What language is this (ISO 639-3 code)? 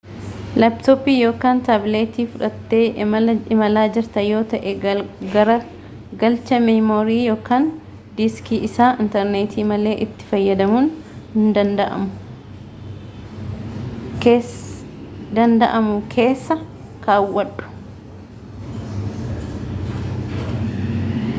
orm